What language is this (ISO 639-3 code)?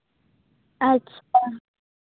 sat